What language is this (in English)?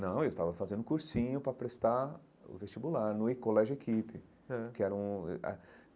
Portuguese